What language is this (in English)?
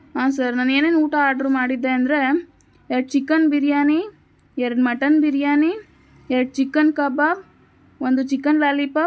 Kannada